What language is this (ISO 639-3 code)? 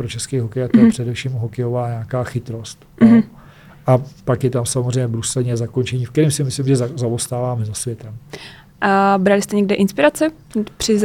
ces